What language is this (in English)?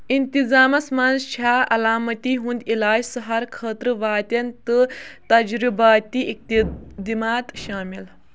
Kashmiri